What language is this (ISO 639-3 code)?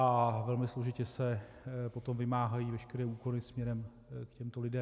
ces